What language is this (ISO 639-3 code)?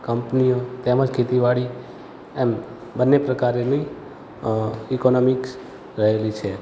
guj